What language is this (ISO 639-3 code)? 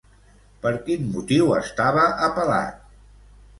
cat